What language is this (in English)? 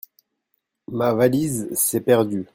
French